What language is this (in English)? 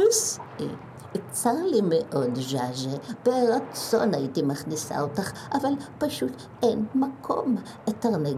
Hebrew